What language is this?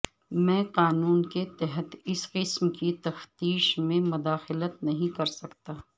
Urdu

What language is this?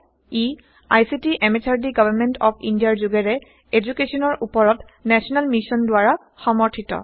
Assamese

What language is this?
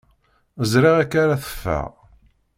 Kabyle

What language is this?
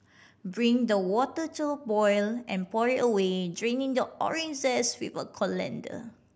English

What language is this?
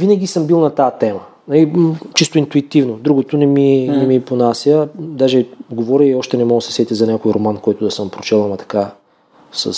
Bulgarian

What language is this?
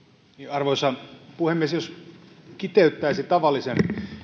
Finnish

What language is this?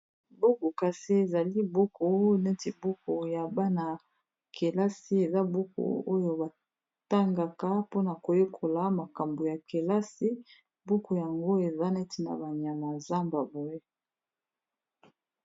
Lingala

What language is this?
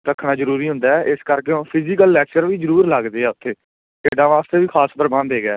Punjabi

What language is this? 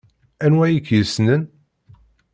Kabyle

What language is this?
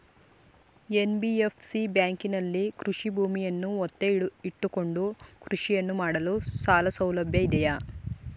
Kannada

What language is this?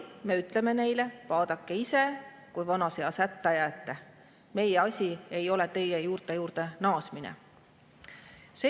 Estonian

